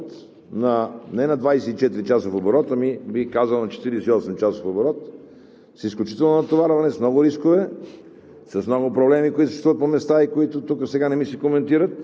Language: Bulgarian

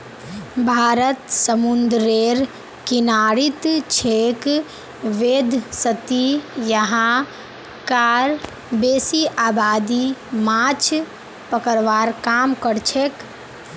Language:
Magahi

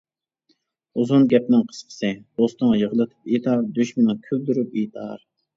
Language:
Uyghur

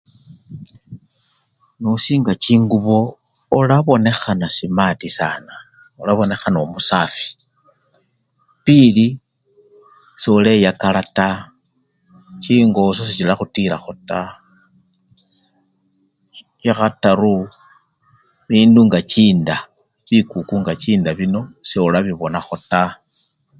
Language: Luyia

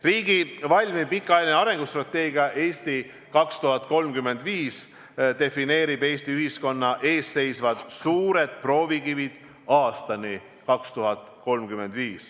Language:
Estonian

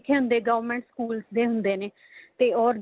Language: Punjabi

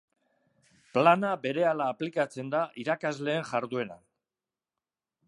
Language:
Basque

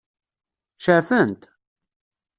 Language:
Kabyle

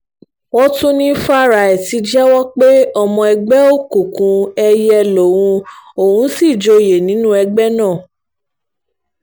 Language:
Yoruba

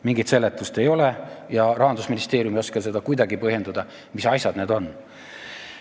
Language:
Estonian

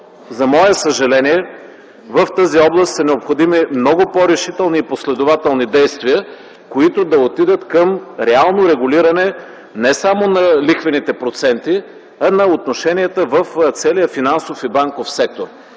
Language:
Bulgarian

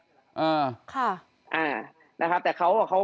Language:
Thai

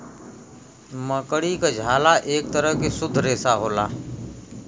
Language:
Bhojpuri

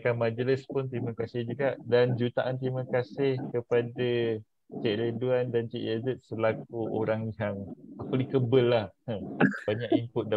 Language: Malay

